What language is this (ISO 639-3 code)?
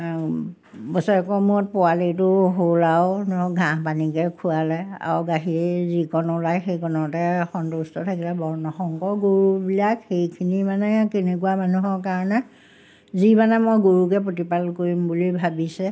asm